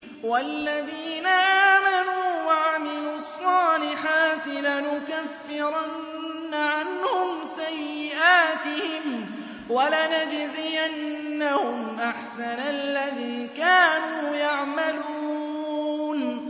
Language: Arabic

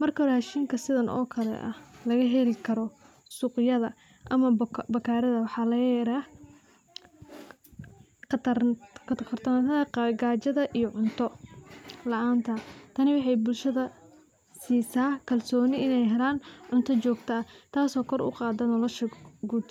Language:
Somali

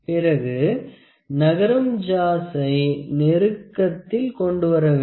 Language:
Tamil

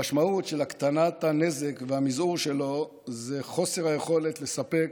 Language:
Hebrew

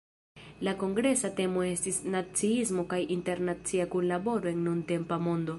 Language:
Esperanto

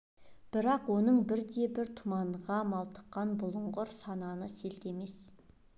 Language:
Kazakh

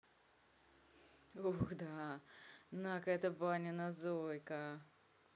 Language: Russian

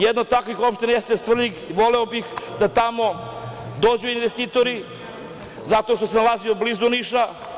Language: Serbian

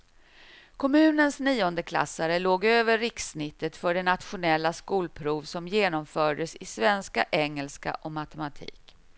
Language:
Swedish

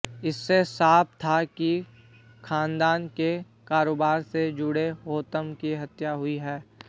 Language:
Hindi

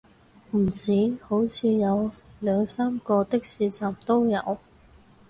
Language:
Cantonese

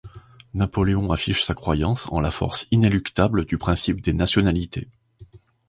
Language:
French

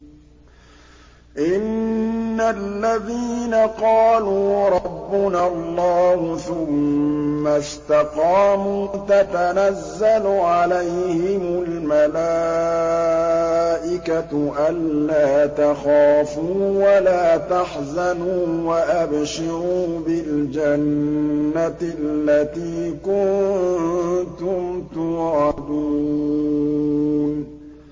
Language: Arabic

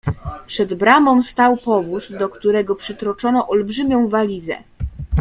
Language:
Polish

